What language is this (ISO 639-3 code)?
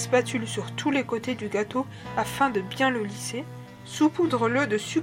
fra